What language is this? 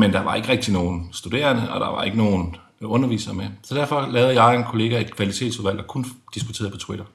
Danish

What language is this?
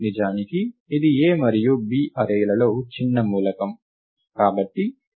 Telugu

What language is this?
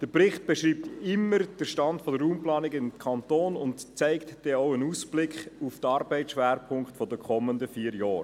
Swiss German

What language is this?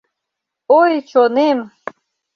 Mari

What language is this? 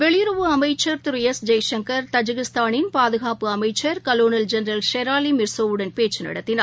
Tamil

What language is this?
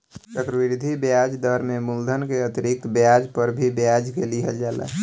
Bhojpuri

